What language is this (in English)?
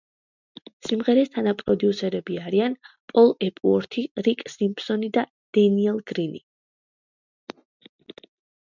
Georgian